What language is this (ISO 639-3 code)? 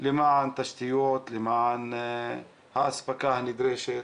heb